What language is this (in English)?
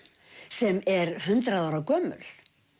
Icelandic